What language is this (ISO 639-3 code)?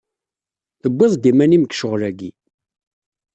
kab